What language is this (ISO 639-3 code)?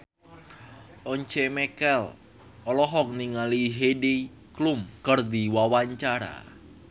sun